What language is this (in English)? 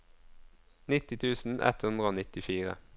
Norwegian